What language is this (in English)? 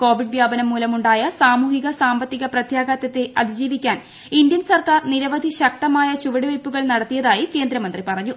Malayalam